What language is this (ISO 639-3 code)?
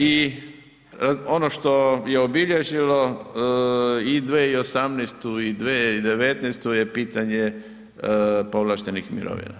hrv